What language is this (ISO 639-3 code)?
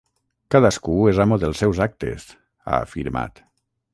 cat